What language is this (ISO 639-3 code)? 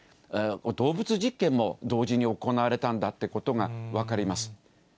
jpn